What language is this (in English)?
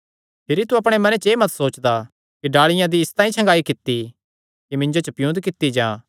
Kangri